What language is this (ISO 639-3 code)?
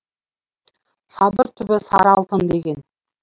kaz